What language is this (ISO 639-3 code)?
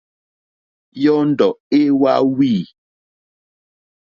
bri